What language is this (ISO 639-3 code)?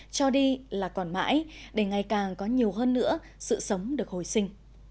vie